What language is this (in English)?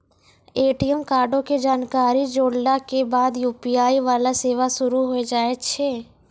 Maithili